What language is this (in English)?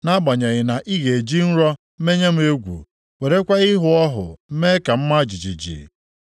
Igbo